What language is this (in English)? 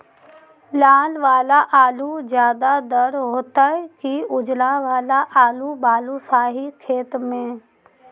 Magahi